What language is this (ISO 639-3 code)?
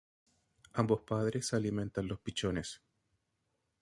spa